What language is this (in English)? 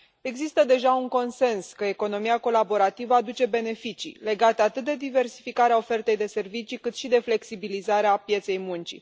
Romanian